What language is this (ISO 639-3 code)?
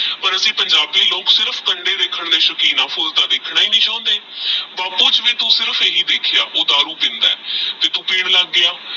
pan